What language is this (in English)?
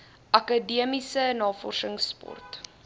Afrikaans